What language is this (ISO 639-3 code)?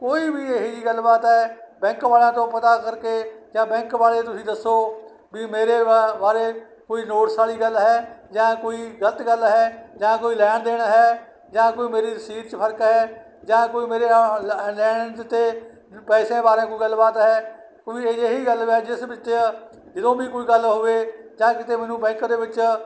pan